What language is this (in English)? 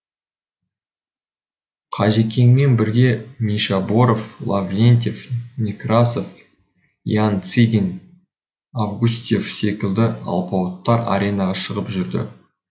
Kazakh